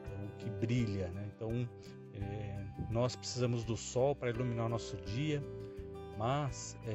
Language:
Portuguese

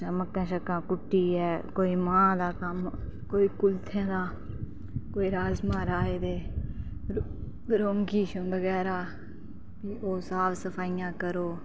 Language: Dogri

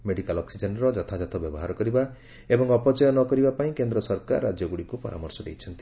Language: Odia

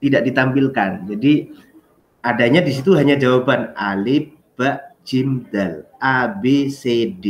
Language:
Indonesian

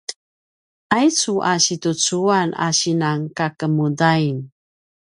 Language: Paiwan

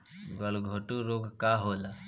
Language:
Bhojpuri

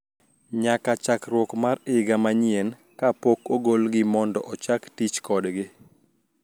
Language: Luo (Kenya and Tanzania)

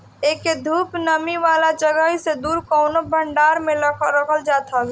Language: Bhojpuri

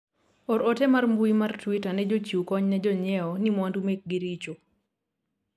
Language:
Luo (Kenya and Tanzania)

